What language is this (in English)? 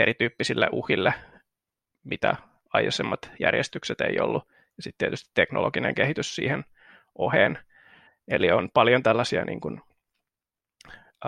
Finnish